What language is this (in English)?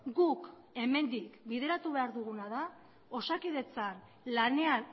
Basque